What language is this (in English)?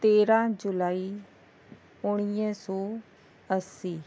Sindhi